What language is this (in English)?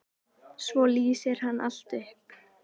Icelandic